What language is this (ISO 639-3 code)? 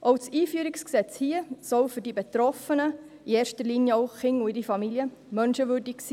gsw